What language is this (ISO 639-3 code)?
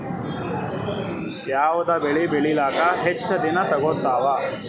kan